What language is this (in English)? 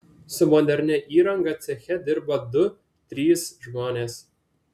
Lithuanian